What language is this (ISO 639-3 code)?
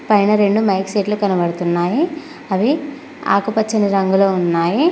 tel